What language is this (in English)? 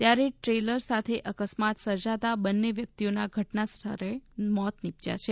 Gujarati